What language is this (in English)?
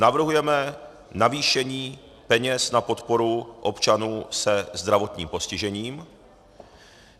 Czech